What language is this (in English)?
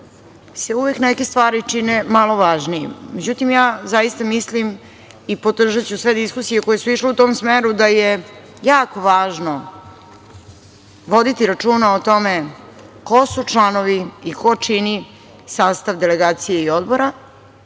Serbian